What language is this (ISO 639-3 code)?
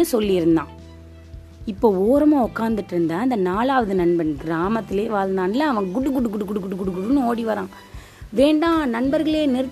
tam